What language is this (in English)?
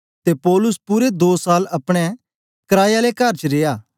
Dogri